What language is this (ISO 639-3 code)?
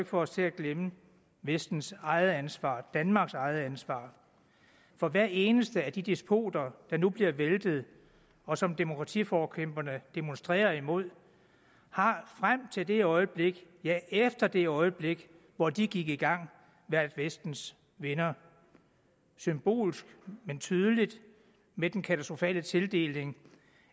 dan